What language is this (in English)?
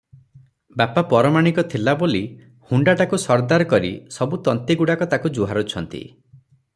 Odia